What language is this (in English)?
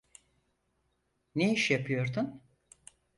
Turkish